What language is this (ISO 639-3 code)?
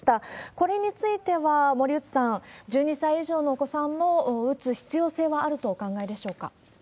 jpn